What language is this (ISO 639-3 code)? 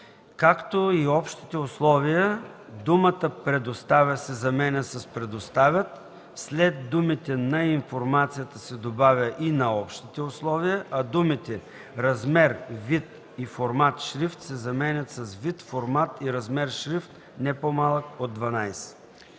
bul